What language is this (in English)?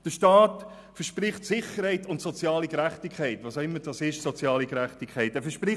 Swiss German